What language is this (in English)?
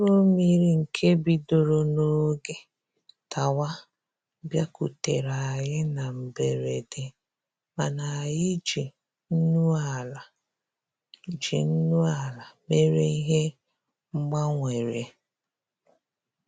Igbo